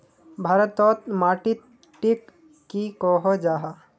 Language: Magahi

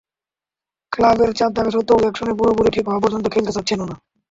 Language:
Bangla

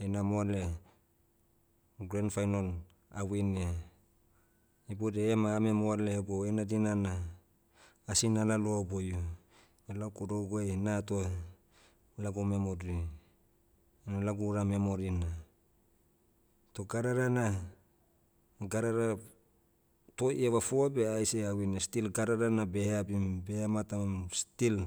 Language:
Motu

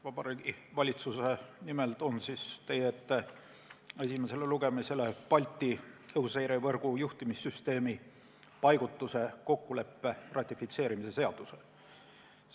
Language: Estonian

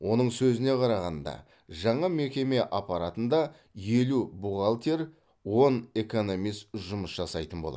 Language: Kazakh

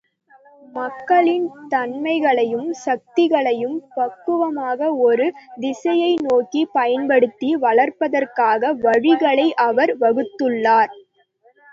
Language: Tamil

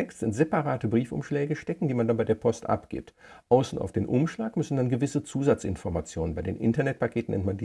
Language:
German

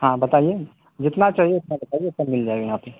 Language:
Urdu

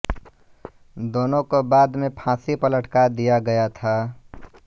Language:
Hindi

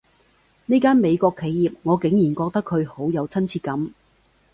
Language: Cantonese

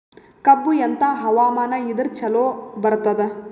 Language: Kannada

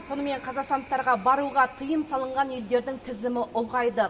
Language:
Kazakh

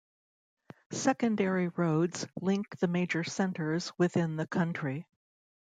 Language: English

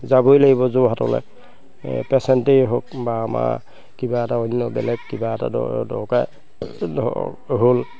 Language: Assamese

